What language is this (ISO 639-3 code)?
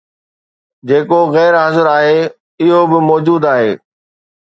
snd